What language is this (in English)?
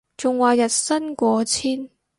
Cantonese